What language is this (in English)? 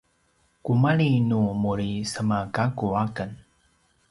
Paiwan